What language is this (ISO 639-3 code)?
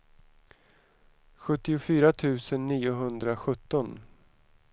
swe